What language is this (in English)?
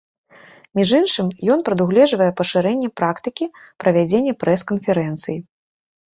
Belarusian